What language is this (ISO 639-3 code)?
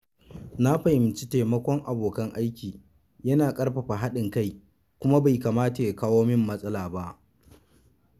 hau